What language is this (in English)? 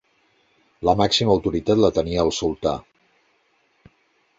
Catalan